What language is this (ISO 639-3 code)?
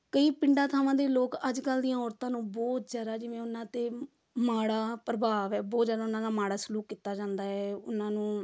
pan